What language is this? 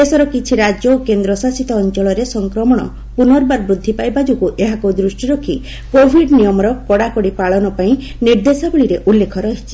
Odia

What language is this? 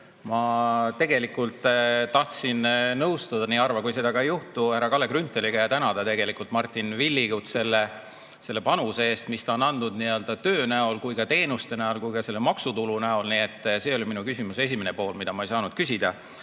Estonian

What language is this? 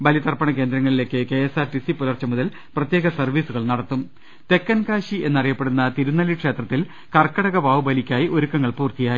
Malayalam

